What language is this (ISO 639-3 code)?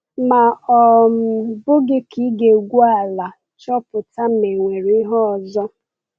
ibo